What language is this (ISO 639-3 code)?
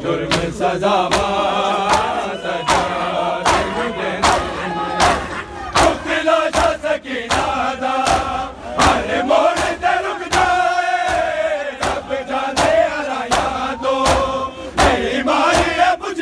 ara